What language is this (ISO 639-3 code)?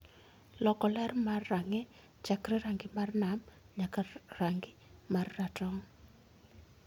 luo